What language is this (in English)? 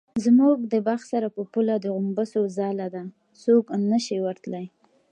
Pashto